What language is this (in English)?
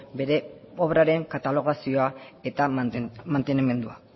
Basque